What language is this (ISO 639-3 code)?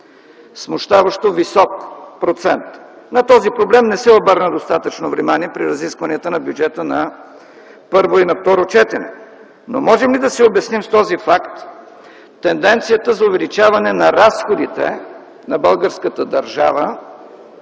bul